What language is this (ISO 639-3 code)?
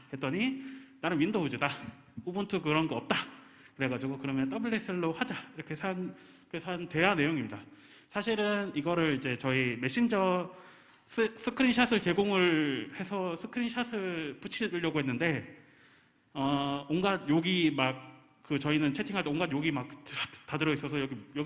kor